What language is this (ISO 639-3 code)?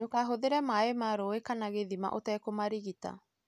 kik